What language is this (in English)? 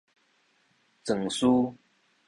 Min Nan Chinese